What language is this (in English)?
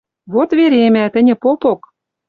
Western Mari